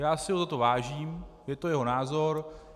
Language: Czech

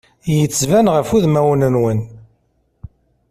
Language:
Kabyle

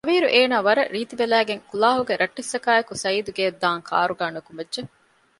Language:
Divehi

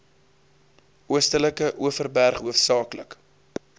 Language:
Afrikaans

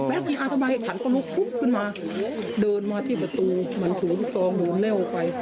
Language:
Thai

